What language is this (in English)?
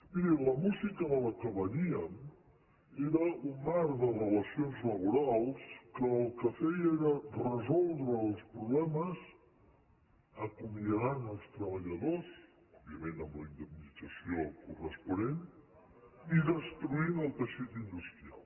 Catalan